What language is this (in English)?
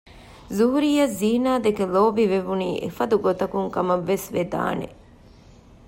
Divehi